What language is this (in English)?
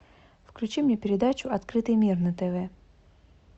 Russian